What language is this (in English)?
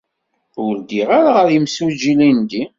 Kabyle